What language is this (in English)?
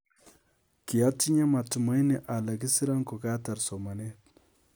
Kalenjin